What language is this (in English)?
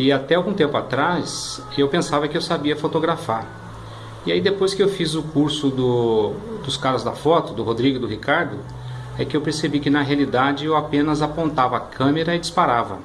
Portuguese